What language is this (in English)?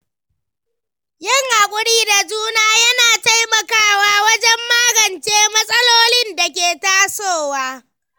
Hausa